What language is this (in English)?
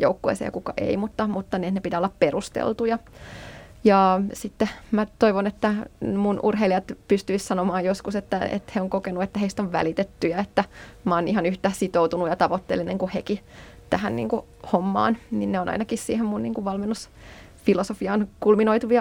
Finnish